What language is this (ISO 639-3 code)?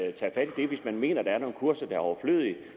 dan